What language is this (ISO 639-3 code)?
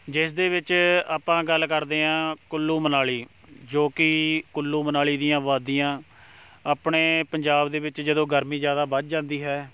pan